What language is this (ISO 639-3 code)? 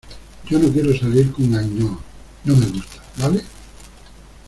spa